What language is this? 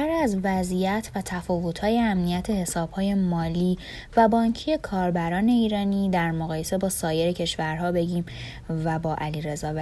Persian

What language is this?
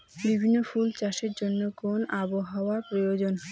Bangla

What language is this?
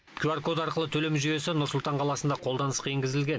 Kazakh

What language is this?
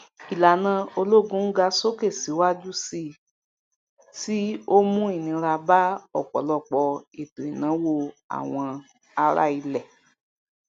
Yoruba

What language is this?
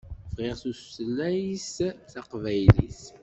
Kabyle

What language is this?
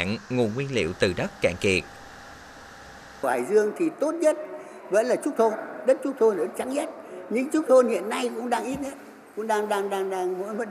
Vietnamese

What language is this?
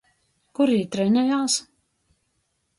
Latgalian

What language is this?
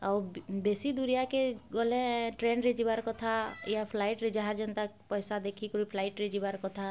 Odia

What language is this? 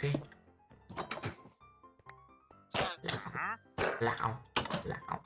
Vietnamese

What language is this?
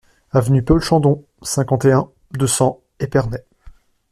French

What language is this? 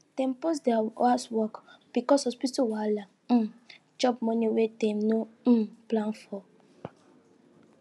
Nigerian Pidgin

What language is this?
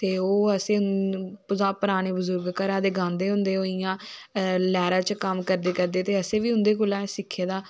Dogri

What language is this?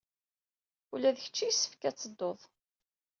Kabyle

